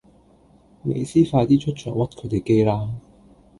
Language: Cantonese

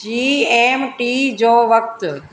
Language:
Sindhi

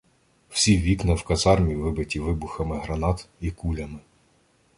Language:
Ukrainian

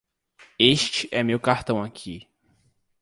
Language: Portuguese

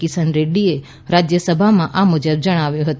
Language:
Gujarati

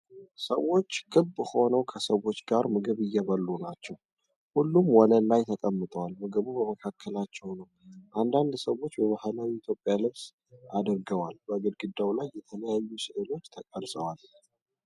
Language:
Amharic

